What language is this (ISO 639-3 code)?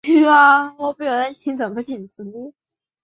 zho